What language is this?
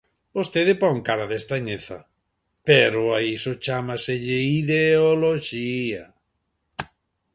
Galician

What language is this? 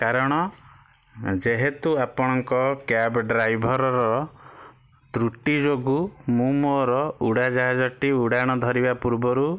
Odia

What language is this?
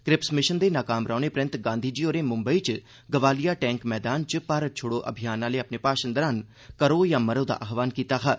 Dogri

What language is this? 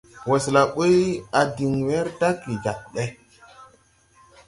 Tupuri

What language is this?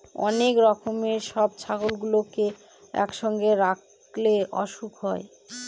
Bangla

